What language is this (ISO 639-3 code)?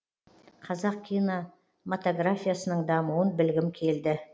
kaz